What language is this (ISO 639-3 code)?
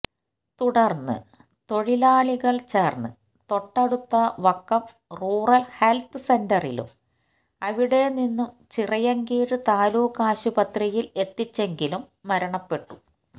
mal